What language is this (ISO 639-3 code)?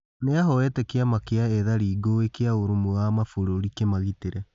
kik